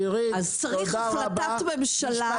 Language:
Hebrew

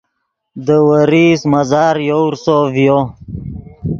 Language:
Yidgha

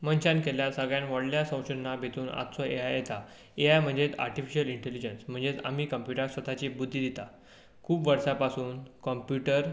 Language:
Konkani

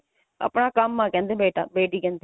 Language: Punjabi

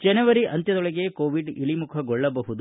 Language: Kannada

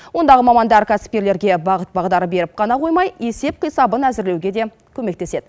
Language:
Kazakh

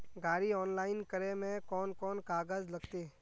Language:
Magahi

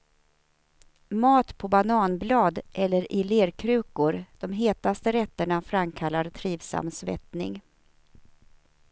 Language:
Swedish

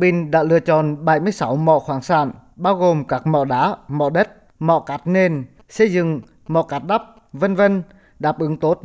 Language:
Vietnamese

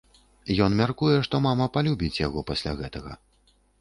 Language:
Belarusian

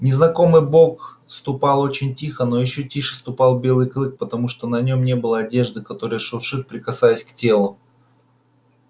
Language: Russian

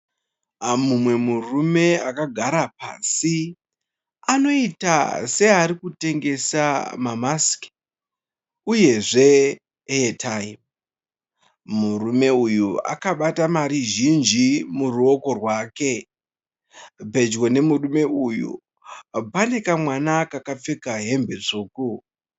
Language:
Shona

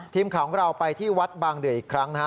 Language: Thai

